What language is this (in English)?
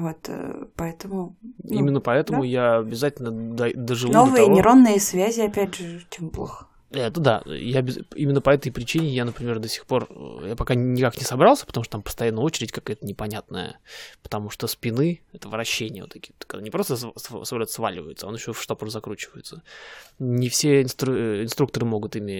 Russian